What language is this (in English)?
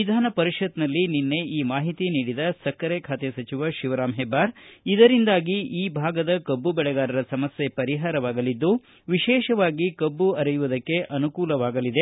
Kannada